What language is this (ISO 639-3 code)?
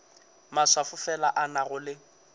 nso